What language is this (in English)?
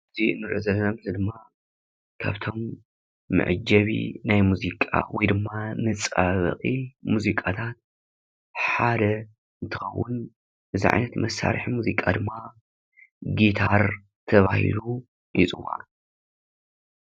Tigrinya